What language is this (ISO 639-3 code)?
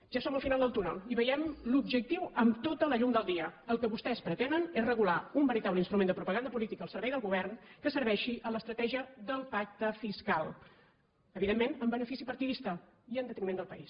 cat